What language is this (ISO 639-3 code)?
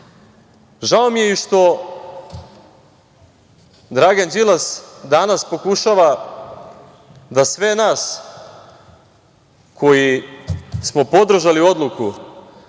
srp